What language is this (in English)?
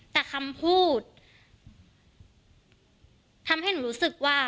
Thai